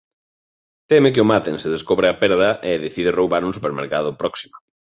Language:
Galician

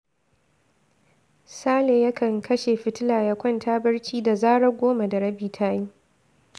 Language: Hausa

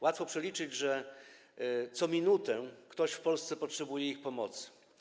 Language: Polish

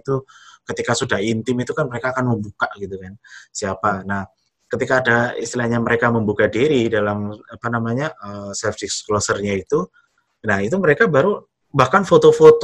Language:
Indonesian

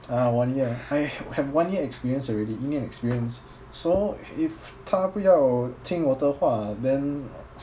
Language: English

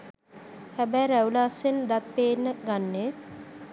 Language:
Sinhala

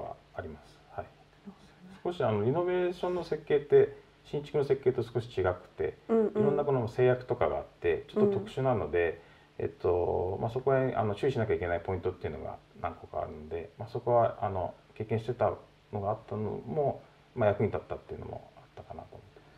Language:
Japanese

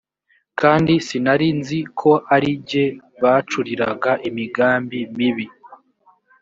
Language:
Kinyarwanda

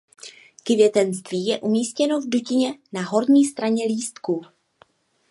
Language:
Czech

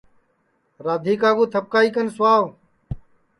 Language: Sansi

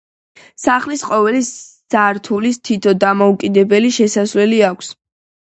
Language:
Georgian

